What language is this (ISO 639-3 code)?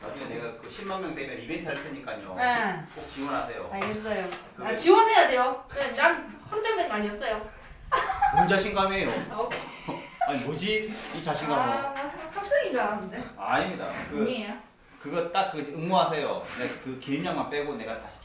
kor